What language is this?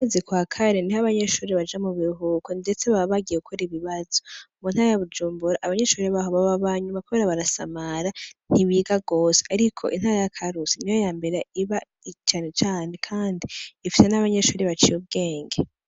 Rundi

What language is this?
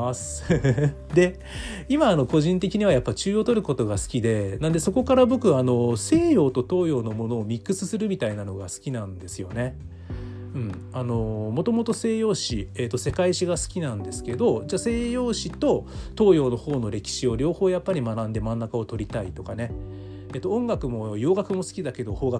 Japanese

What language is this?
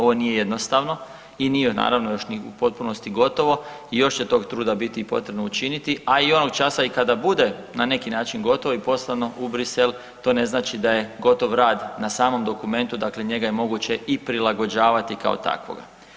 Croatian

